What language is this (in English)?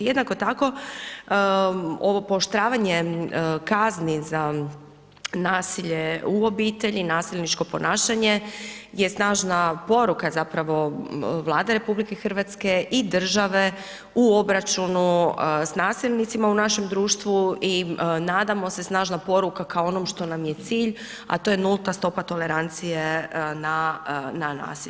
Croatian